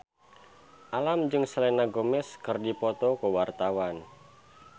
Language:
Sundanese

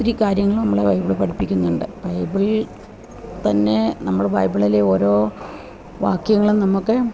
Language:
Malayalam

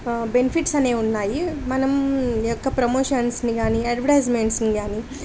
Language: Telugu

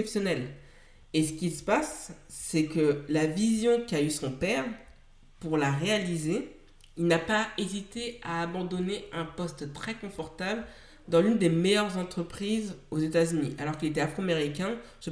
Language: French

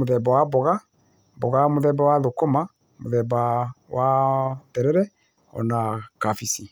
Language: Kikuyu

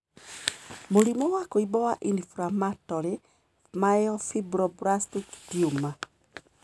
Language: Kikuyu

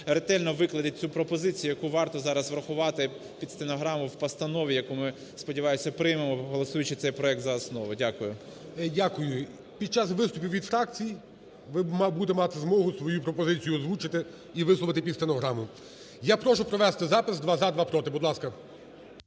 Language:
Ukrainian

